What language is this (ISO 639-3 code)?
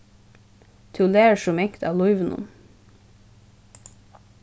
fao